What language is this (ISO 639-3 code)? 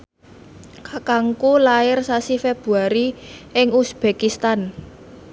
jav